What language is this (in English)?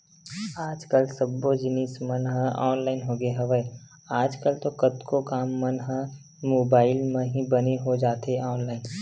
Chhattisgarhi